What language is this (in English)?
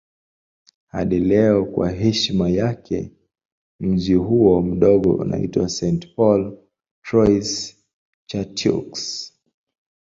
Swahili